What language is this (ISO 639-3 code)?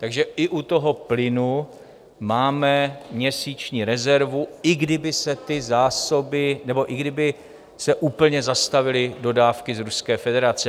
ces